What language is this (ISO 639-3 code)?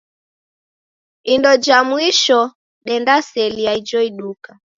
dav